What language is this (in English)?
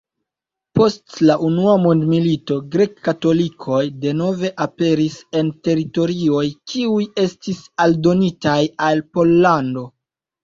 Esperanto